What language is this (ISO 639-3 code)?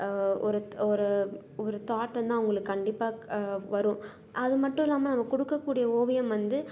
tam